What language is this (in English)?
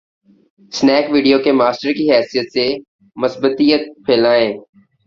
Urdu